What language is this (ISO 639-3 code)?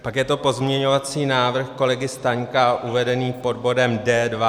ces